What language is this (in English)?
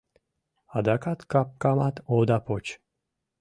Mari